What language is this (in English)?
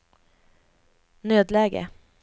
Swedish